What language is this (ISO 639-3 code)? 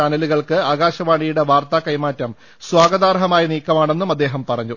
mal